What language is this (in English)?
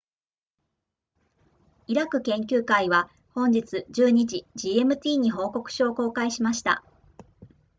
Japanese